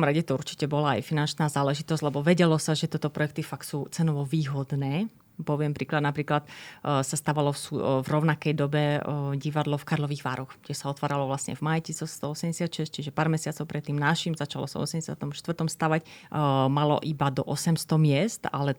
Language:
Slovak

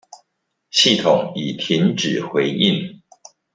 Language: Chinese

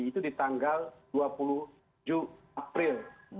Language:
Indonesian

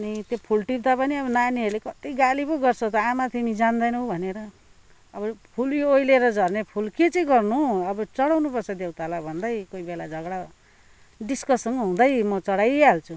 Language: Nepali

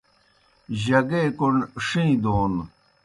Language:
Kohistani Shina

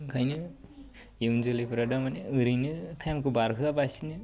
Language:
Bodo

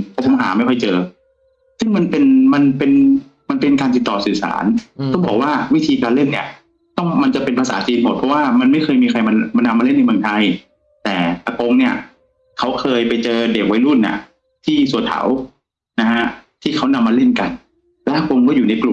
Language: Thai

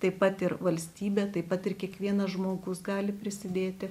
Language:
Lithuanian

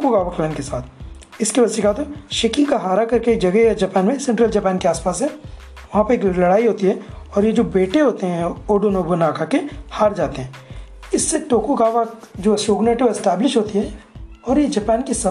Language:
Hindi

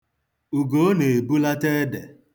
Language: Igbo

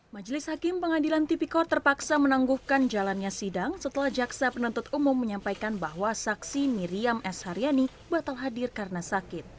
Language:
Indonesian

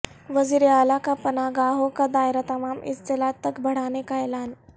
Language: Urdu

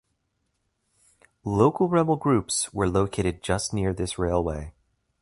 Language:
English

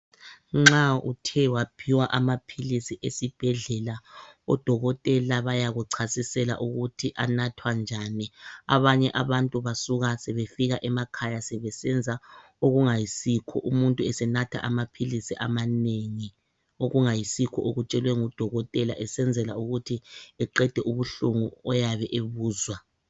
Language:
North Ndebele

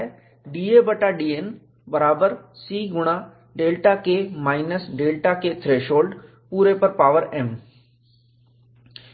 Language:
Hindi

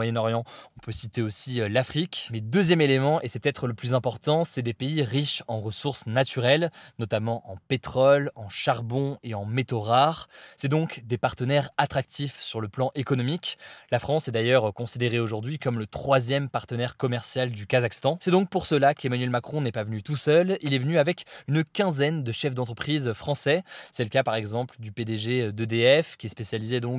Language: French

